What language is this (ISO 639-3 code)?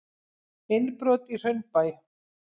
isl